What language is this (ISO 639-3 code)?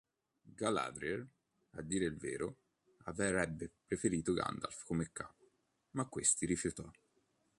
ita